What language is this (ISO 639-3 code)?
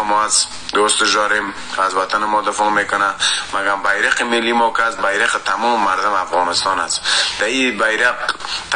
fas